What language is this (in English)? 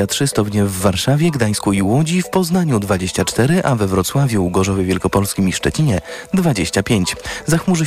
Polish